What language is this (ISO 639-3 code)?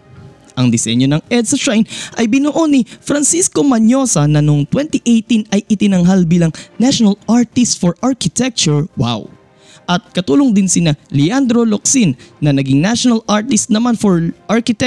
fil